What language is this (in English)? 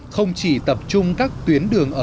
Vietnamese